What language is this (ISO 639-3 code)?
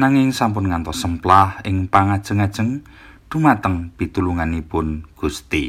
ind